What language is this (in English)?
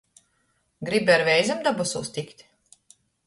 Latgalian